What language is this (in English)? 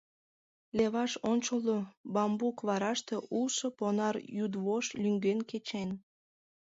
Mari